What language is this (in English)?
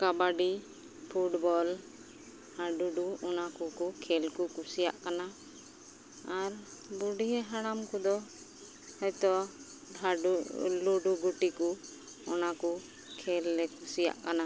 Santali